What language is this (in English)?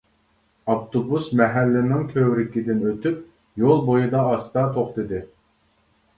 Uyghur